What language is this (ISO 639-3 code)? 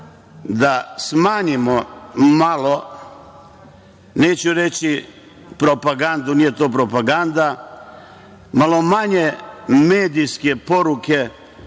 srp